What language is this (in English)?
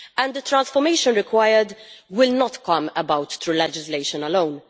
English